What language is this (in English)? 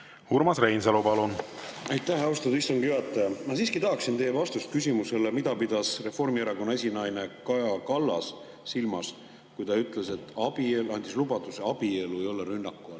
Estonian